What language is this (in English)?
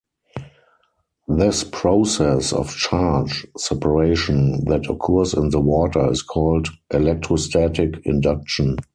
English